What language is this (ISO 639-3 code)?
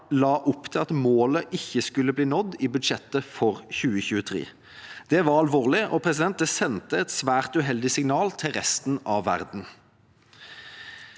nor